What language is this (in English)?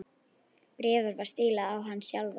Icelandic